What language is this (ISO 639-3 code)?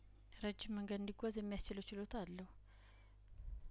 amh